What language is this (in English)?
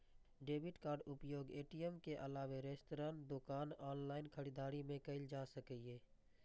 Maithili